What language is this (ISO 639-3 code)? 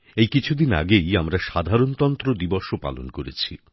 ben